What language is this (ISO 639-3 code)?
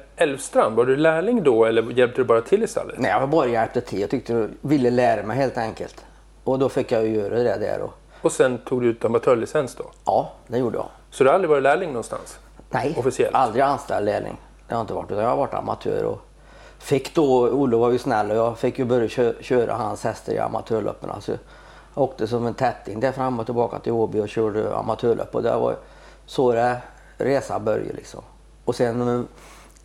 swe